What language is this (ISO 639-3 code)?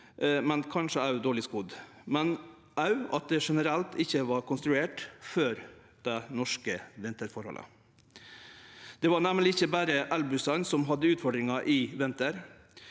nor